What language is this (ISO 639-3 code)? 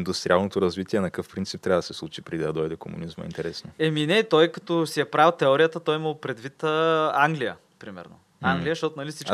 bul